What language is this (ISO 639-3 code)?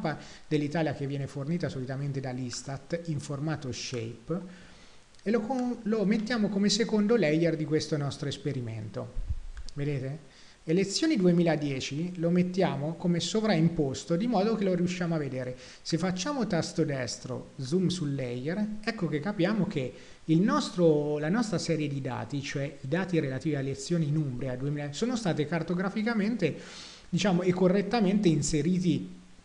ita